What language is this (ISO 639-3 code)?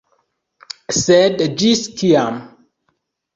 epo